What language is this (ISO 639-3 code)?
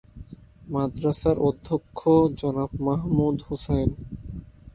ben